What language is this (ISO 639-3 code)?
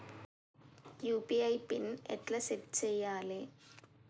tel